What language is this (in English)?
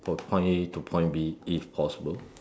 English